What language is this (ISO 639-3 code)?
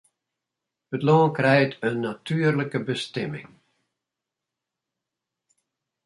fry